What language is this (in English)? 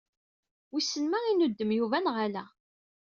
Kabyle